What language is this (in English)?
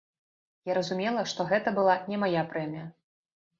Belarusian